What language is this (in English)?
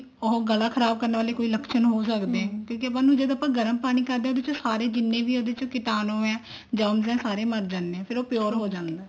Punjabi